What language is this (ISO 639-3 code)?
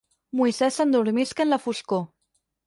cat